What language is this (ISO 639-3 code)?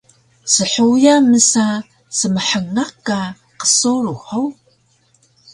trv